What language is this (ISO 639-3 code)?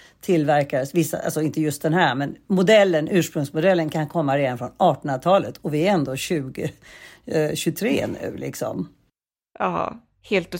swe